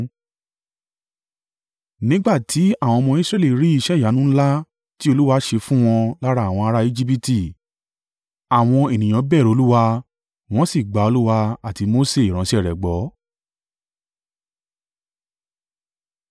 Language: Yoruba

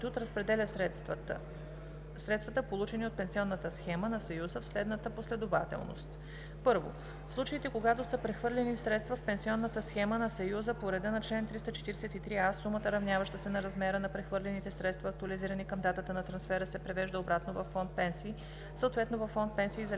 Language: Bulgarian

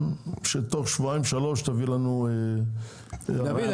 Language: Hebrew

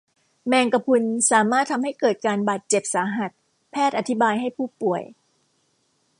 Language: Thai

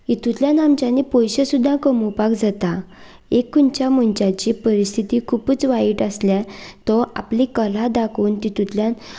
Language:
Konkani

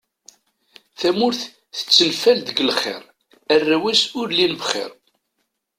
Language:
Kabyle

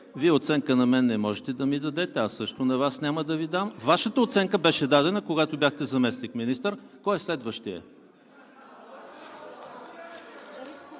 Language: Bulgarian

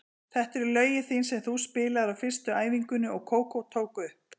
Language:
Icelandic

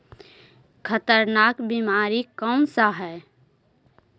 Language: Magahi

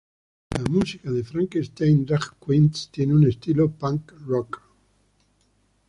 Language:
Spanish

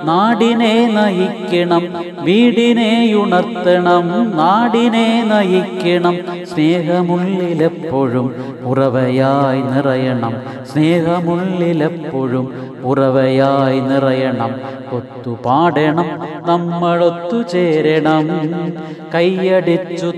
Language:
Malayalam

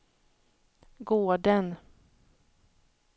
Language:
Swedish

